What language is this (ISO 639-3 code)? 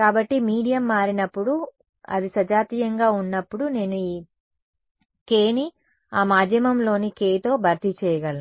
tel